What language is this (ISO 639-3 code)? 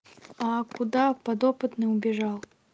rus